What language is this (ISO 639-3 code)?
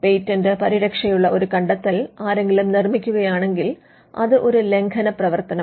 mal